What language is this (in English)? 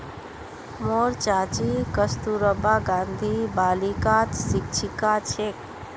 Magahi